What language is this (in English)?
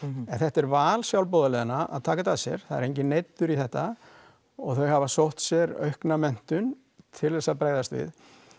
Icelandic